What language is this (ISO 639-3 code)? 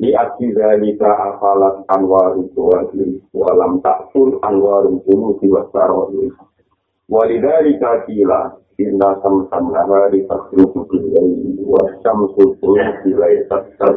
ind